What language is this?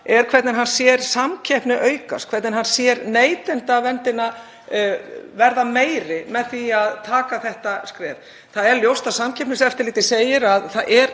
Icelandic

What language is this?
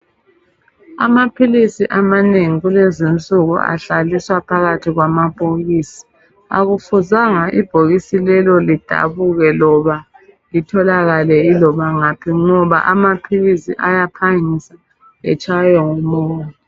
North Ndebele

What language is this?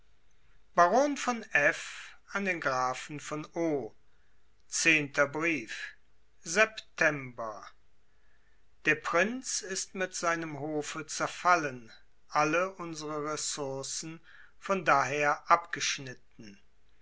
German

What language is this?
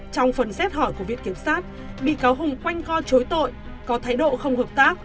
Vietnamese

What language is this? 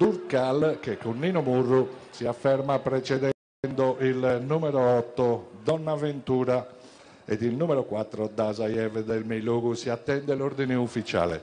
Italian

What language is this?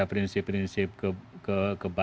Indonesian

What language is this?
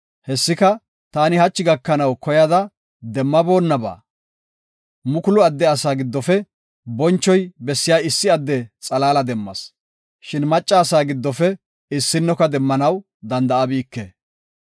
Gofa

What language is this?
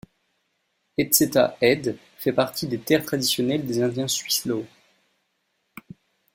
French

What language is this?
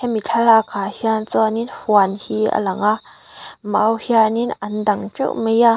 Mizo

